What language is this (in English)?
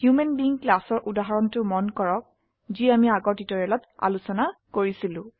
Assamese